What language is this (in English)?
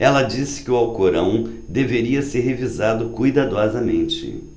Portuguese